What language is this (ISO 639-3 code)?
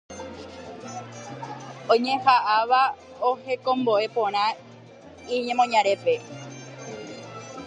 grn